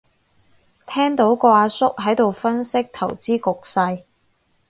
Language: Cantonese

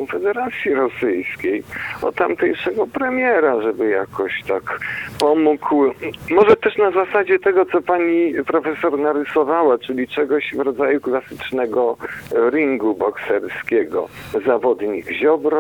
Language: Polish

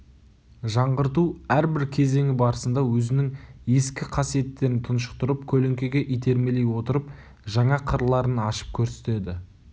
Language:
Kazakh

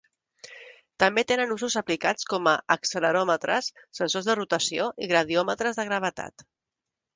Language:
Catalan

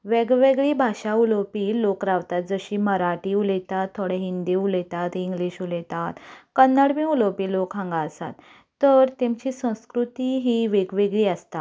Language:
Konkani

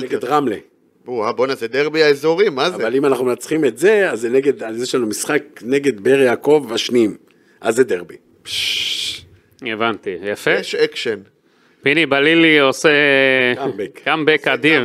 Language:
Hebrew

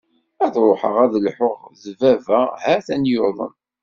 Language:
Kabyle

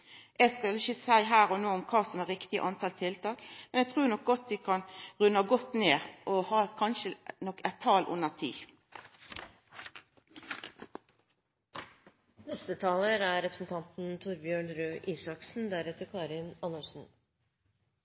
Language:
Norwegian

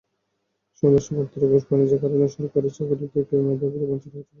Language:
Bangla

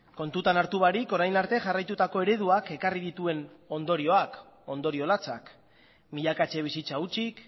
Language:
Basque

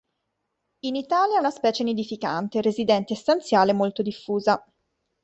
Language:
Italian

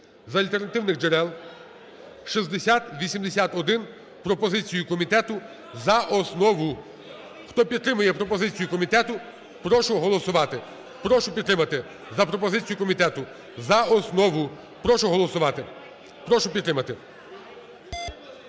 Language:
Ukrainian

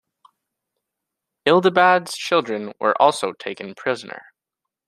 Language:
English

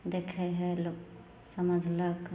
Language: Maithili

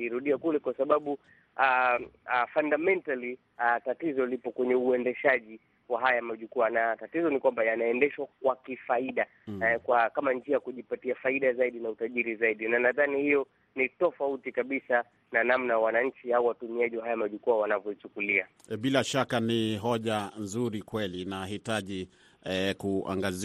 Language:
Swahili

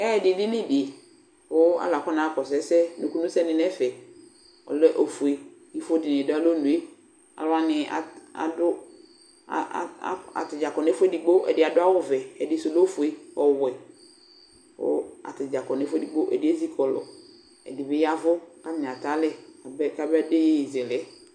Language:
Ikposo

